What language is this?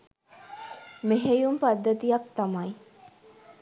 Sinhala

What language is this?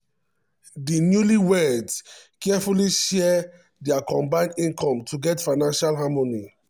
Nigerian Pidgin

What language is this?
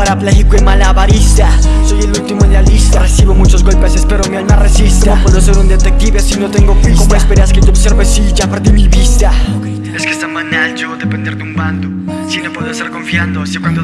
Spanish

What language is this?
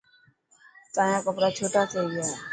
Dhatki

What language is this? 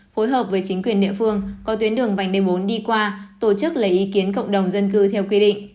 Vietnamese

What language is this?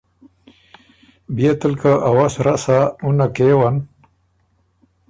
Ormuri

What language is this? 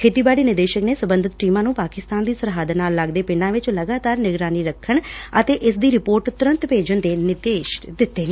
Punjabi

